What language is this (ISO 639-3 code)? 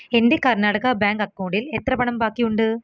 mal